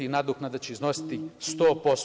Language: Serbian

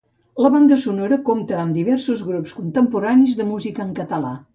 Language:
Catalan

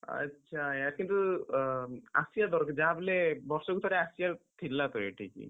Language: Odia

